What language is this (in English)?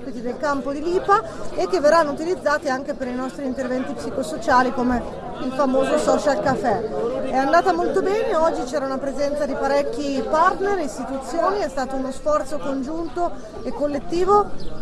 Italian